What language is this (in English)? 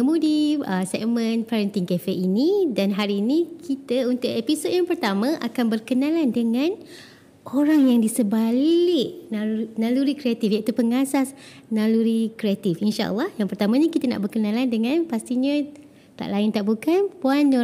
Malay